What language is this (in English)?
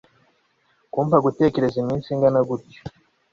Kinyarwanda